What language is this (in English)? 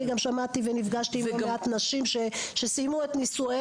Hebrew